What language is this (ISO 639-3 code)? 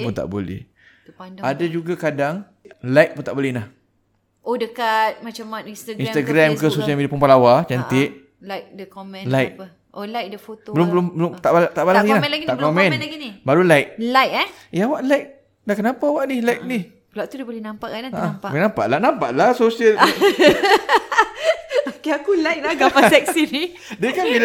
msa